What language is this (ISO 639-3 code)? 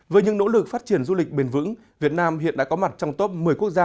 vie